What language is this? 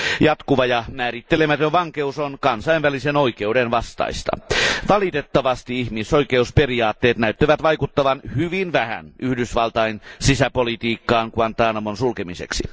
Finnish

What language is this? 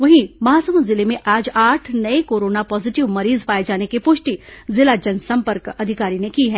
Hindi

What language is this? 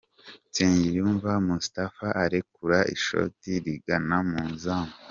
Kinyarwanda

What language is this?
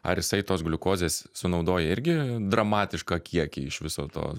Lithuanian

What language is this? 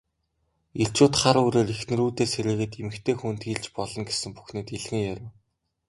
Mongolian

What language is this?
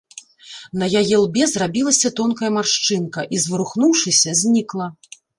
Belarusian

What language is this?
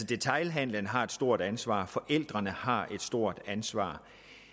Danish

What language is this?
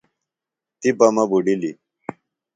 Phalura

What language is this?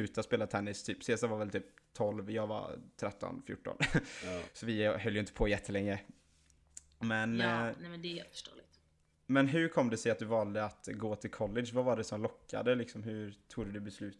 Swedish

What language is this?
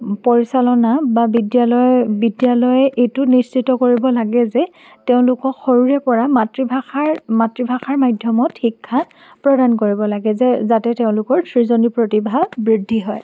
Assamese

